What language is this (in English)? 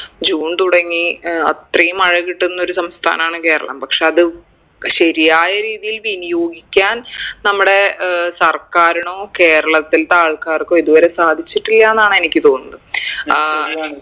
Malayalam